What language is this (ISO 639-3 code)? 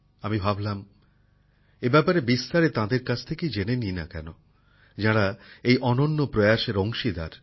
ben